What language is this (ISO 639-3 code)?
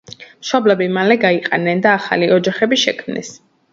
kat